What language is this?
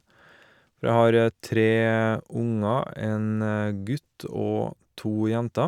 Norwegian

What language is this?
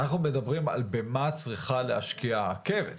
Hebrew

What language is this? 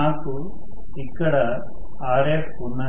Telugu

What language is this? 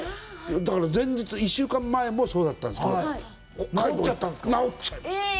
Japanese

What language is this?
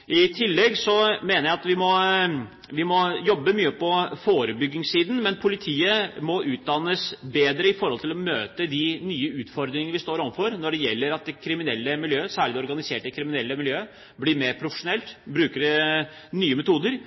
Norwegian Bokmål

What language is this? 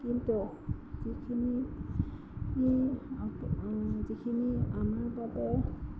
Assamese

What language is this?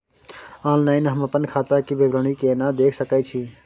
Maithili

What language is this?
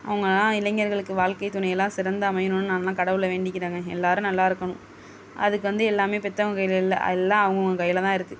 Tamil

